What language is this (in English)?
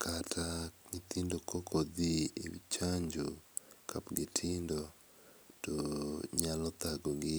Luo (Kenya and Tanzania)